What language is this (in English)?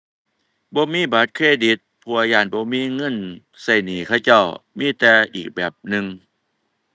Thai